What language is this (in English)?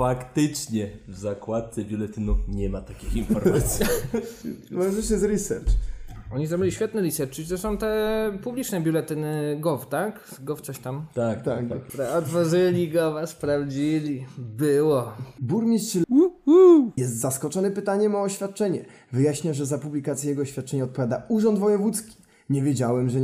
Polish